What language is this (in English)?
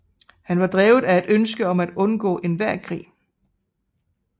Danish